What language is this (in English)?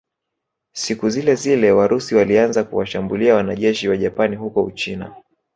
Swahili